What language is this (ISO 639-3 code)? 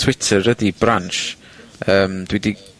cym